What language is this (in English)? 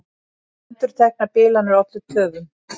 Icelandic